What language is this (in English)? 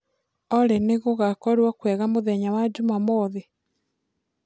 Kikuyu